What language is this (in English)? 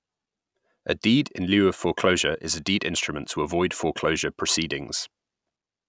English